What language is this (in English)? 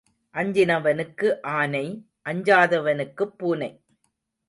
Tamil